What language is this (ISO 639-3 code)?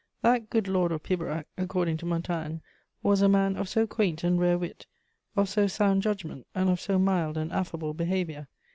eng